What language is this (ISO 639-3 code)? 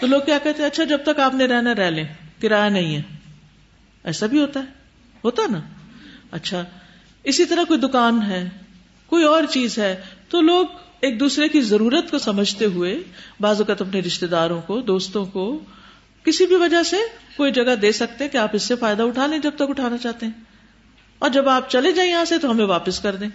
urd